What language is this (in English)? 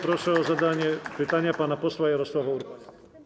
Polish